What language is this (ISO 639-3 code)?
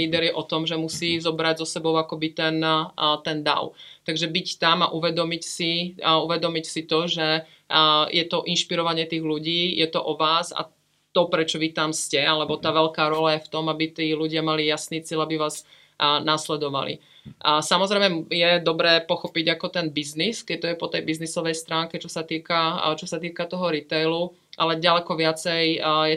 ces